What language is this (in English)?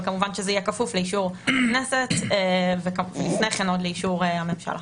Hebrew